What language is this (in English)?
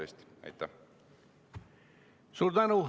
Estonian